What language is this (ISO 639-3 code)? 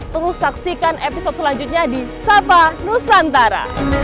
ind